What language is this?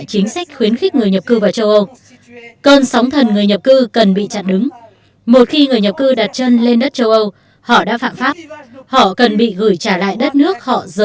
Vietnamese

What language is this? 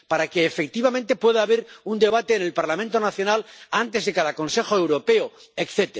Spanish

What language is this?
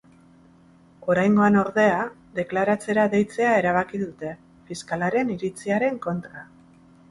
Basque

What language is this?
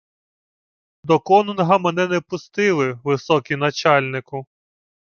Ukrainian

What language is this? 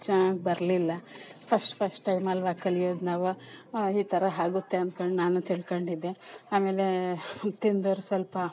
Kannada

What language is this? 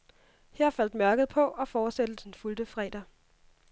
Danish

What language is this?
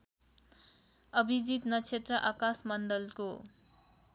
Nepali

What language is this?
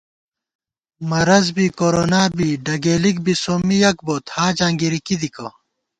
Gawar-Bati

